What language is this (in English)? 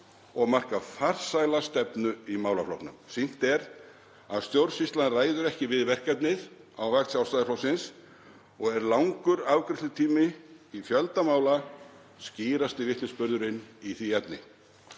Icelandic